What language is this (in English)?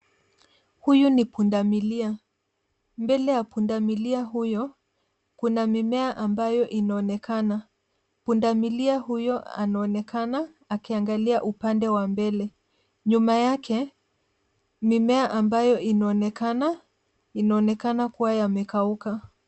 Swahili